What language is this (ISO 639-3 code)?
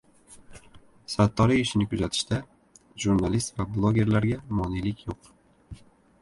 uzb